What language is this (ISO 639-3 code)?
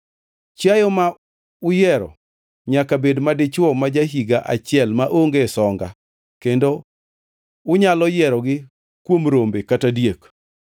luo